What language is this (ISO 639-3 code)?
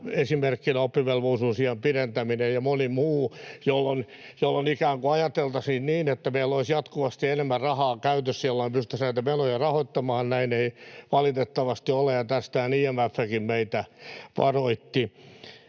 fin